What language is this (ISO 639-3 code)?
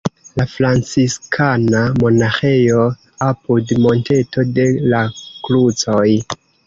epo